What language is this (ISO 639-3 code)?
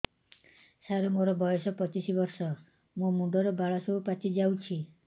ori